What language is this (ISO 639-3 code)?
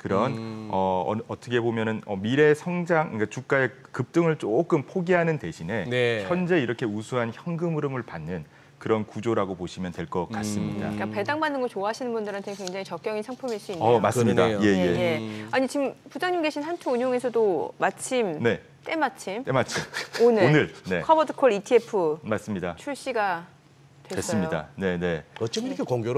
kor